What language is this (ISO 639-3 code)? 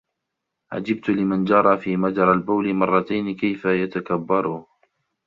ara